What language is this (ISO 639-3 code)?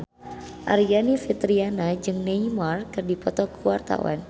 sun